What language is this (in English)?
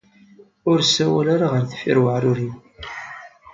Kabyle